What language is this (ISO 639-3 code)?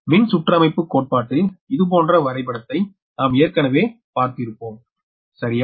tam